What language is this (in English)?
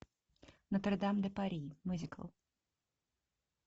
Russian